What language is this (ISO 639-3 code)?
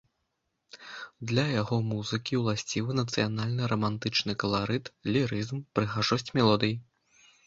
bel